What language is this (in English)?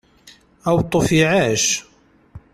Kabyle